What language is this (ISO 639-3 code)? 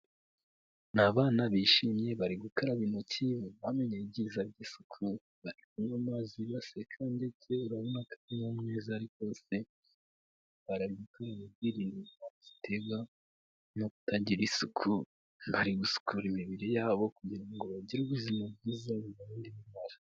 kin